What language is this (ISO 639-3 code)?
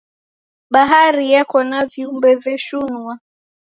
dav